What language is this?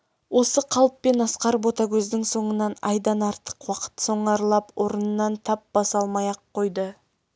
Kazakh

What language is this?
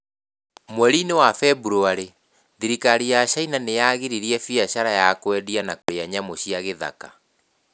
Kikuyu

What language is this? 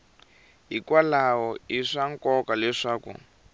Tsonga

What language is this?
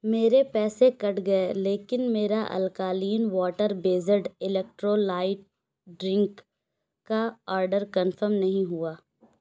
Urdu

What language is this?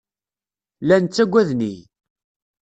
Kabyle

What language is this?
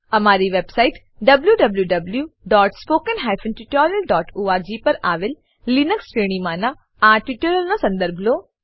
Gujarati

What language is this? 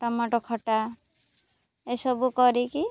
Odia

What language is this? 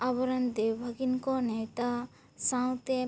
Santali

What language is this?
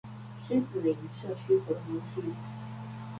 Chinese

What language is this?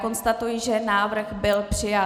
Czech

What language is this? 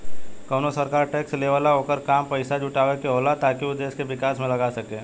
Bhojpuri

